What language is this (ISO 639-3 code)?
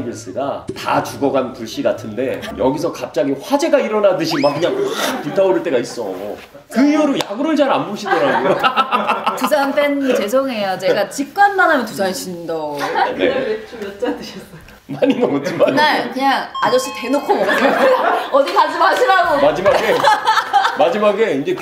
kor